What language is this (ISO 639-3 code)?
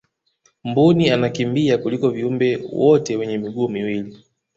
swa